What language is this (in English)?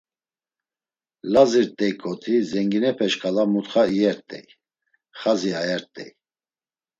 Laz